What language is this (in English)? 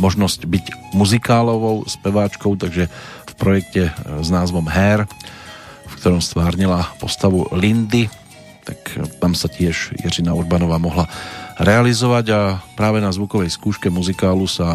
Slovak